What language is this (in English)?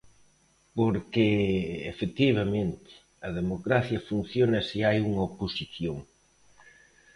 Galician